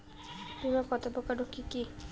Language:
Bangla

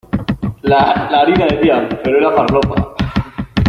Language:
Spanish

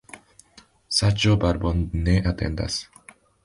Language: Esperanto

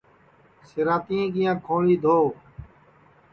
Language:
Sansi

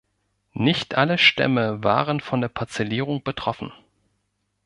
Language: German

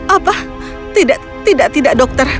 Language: Indonesian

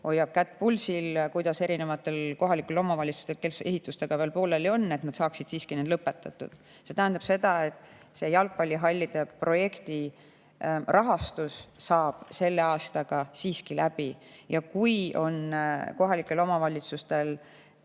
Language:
Estonian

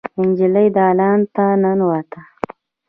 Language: Pashto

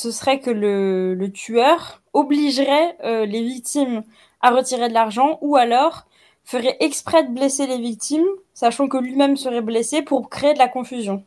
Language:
French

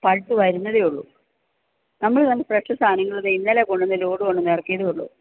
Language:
Malayalam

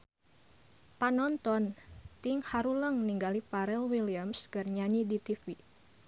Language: Sundanese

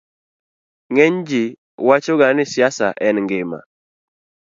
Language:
Luo (Kenya and Tanzania)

